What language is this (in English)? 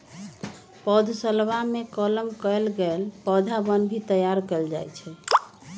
Magahi